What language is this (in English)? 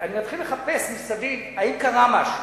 Hebrew